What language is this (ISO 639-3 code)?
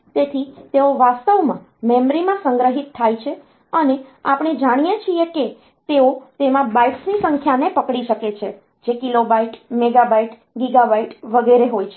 guj